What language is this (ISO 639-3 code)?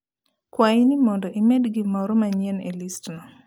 luo